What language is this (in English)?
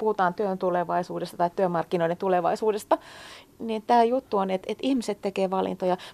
Finnish